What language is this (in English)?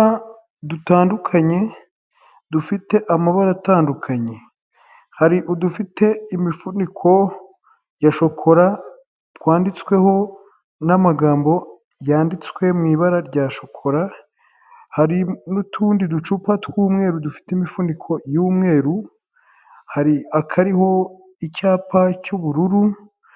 Kinyarwanda